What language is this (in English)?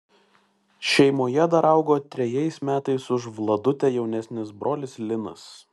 Lithuanian